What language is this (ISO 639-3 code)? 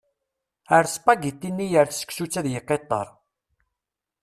kab